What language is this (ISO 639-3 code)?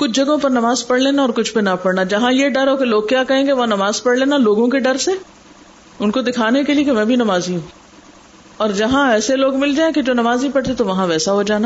urd